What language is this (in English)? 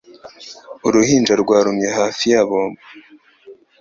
Kinyarwanda